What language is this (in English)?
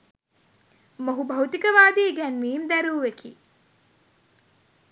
Sinhala